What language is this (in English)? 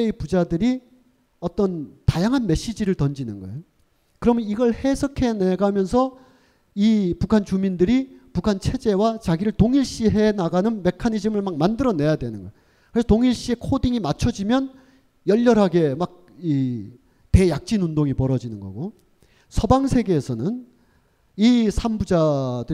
Korean